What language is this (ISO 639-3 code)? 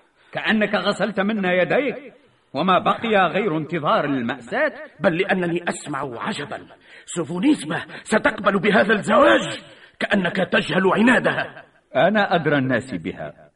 ara